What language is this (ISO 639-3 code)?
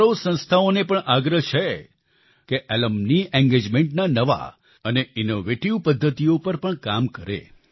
guj